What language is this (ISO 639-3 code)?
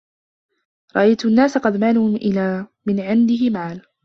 ara